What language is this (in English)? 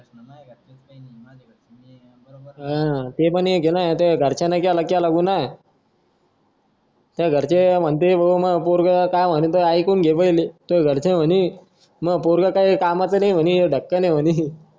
Marathi